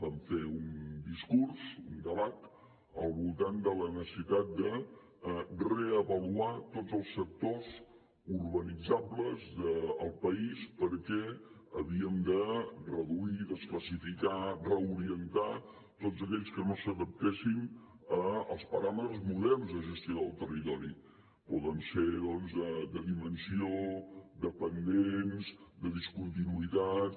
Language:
Catalan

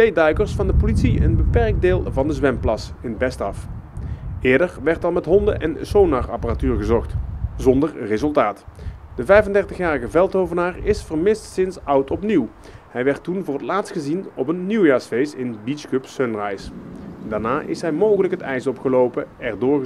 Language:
Dutch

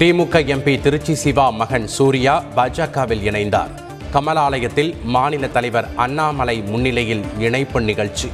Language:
Tamil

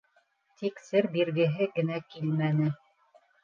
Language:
Bashkir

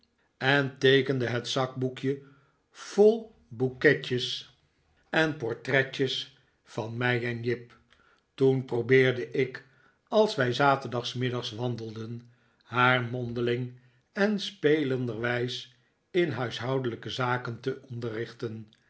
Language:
Dutch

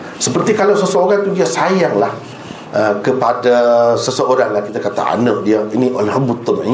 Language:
Malay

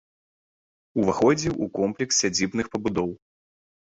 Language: Belarusian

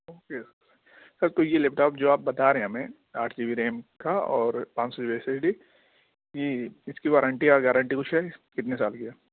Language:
Urdu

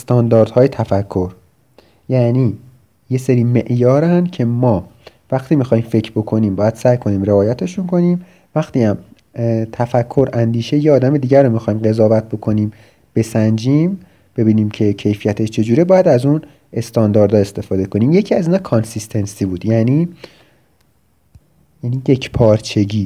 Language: Persian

